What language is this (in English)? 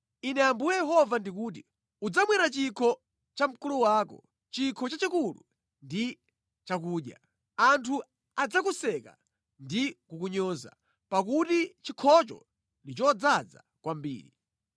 Nyanja